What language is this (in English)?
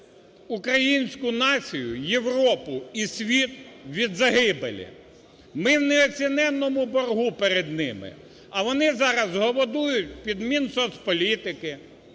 Ukrainian